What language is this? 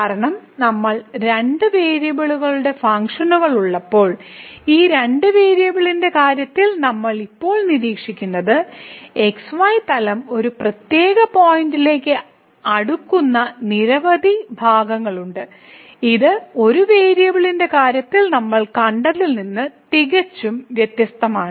Malayalam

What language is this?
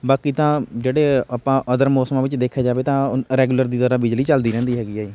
Punjabi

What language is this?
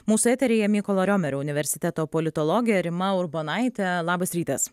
Lithuanian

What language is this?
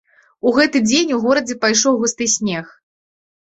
Belarusian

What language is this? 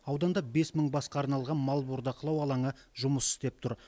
Kazakh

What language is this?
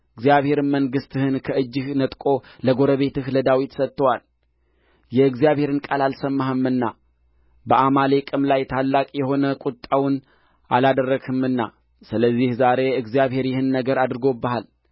Amharic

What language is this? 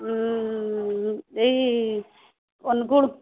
Odia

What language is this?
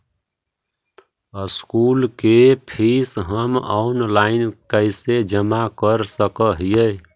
Magahi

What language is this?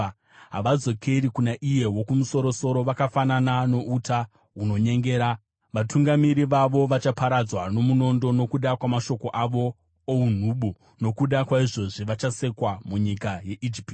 Shona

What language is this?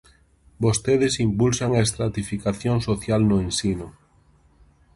Galician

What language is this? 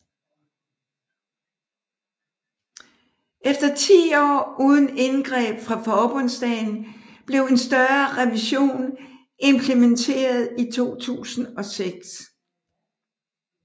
Danish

